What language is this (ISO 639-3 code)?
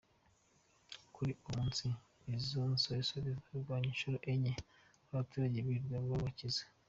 kin